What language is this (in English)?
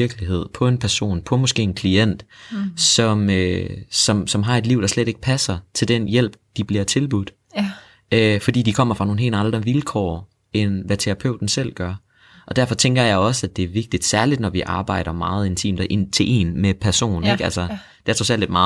Danish